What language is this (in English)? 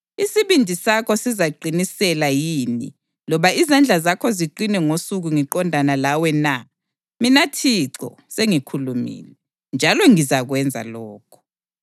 North Ndebele